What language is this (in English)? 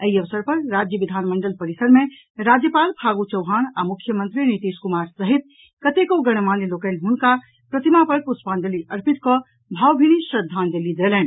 Maithili